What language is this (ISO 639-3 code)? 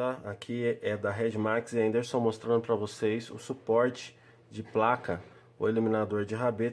por